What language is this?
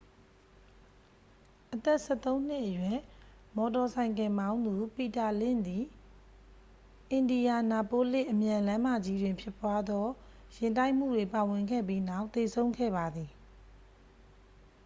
Burmese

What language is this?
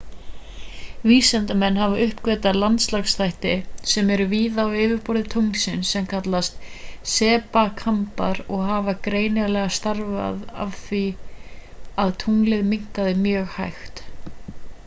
Icelandic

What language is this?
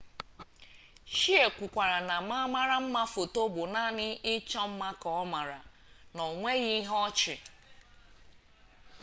Igbo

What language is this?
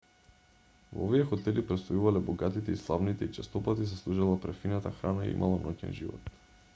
Macedonian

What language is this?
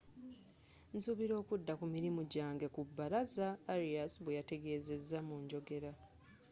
Ganda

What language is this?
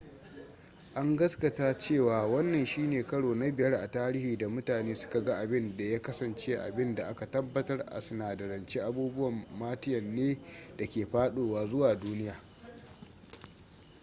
Hausa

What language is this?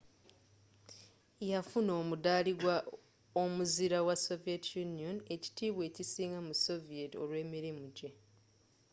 Ganda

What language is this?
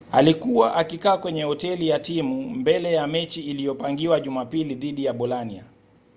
Swahili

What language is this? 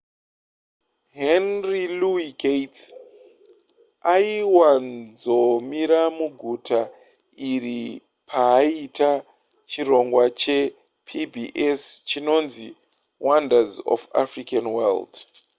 Shona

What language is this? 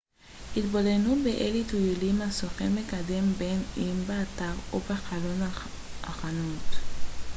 Hebrew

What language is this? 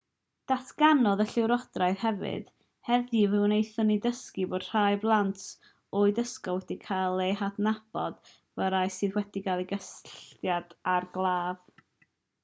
Welsh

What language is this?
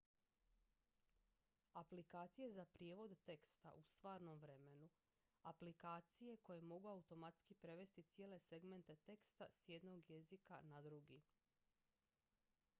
Croatian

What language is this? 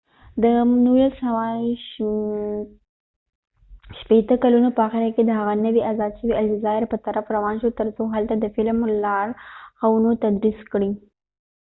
Pashto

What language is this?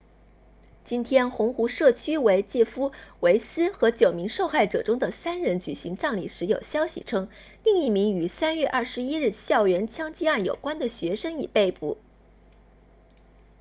Chinese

